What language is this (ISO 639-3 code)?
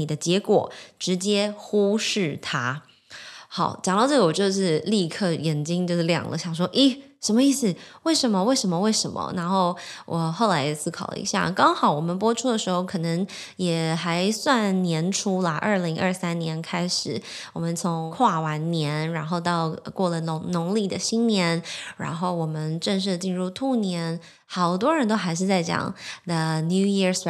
zho